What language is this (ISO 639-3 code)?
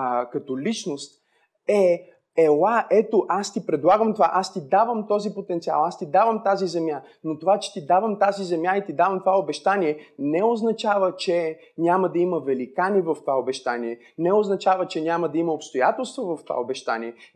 bul